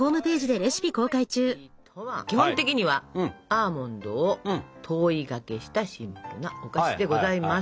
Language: Japanese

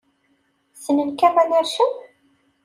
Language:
Kabyle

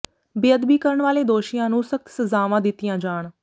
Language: Punjabi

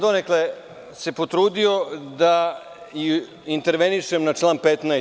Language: Serbian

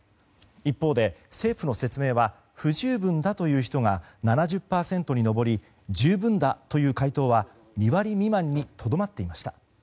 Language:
Japanese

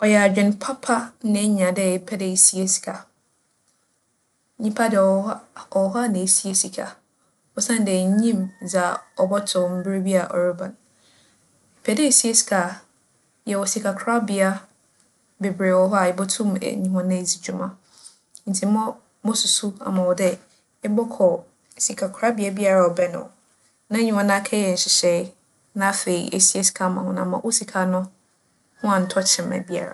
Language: Akan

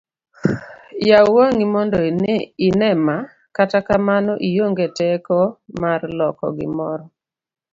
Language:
Luo (Kenya and Tanzania)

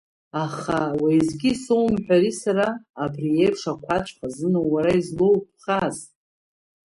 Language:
Abkhazian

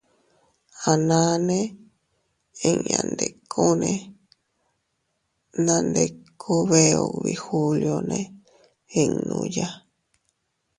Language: Teutila Cuicatec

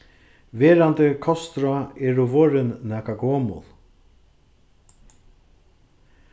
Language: Faroese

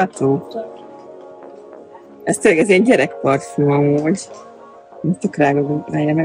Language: Hungarian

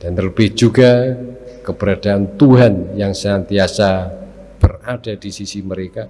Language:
Indonesian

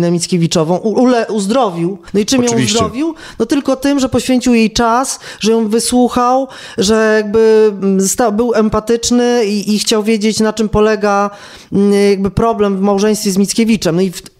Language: Polish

